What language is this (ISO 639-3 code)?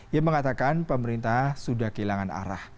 ind